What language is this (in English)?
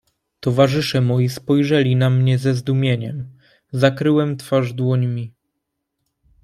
Polish